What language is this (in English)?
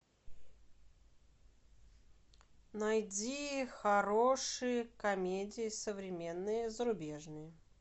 Russian